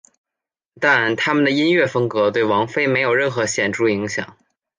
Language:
Chinese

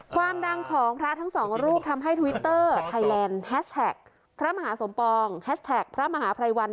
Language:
Thai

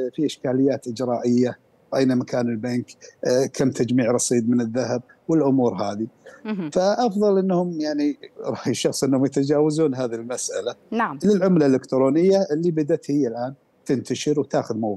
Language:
Arabic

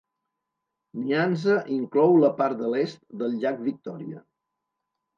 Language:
Catalan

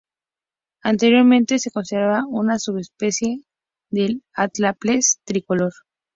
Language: Spanish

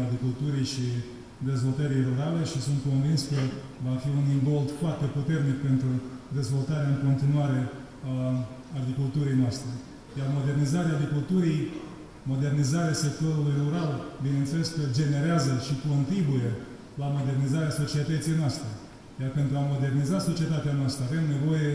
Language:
Romanian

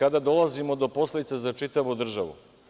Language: Serbian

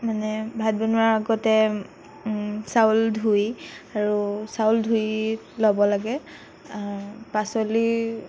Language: Assamese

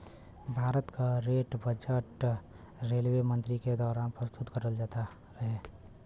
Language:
Bhojpuri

